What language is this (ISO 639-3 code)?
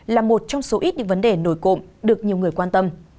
vie